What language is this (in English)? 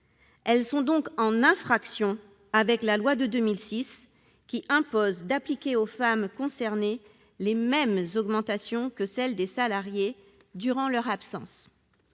French